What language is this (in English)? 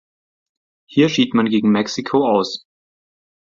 German